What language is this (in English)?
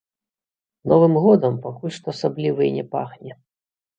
Belarusian